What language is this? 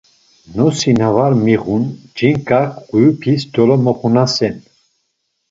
Laz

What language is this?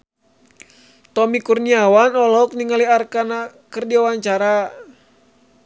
Sundanese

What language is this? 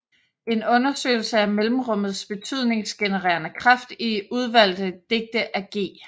Danish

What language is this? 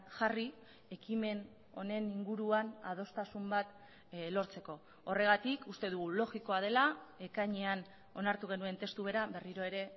Basque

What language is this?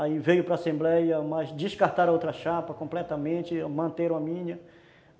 Portuguese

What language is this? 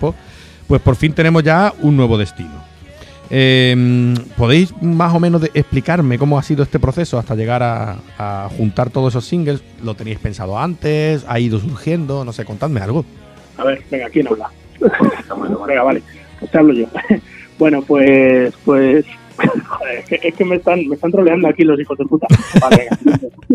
Spanish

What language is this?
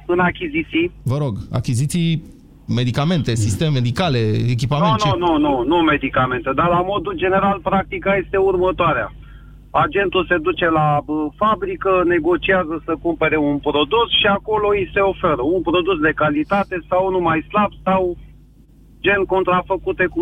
Romanian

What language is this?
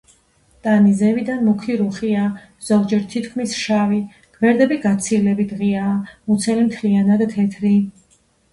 Georgian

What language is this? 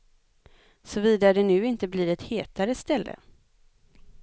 Swedish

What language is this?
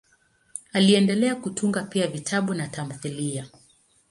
Swahili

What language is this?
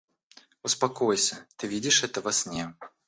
Russian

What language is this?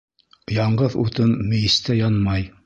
Bashkir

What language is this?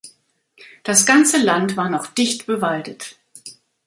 German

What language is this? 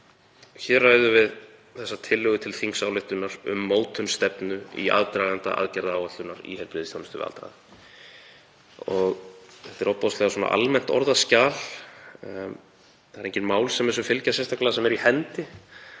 Icelandic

